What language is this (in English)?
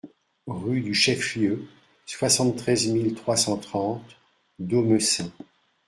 French